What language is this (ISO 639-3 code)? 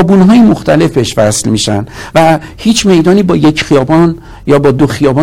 fas